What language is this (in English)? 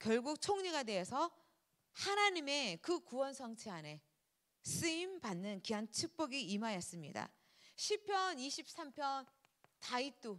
Korean